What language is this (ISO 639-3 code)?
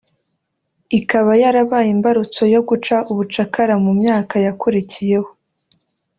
kin